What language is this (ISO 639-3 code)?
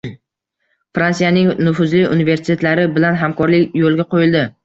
uzb